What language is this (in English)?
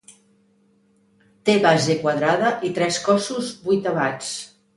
Catalan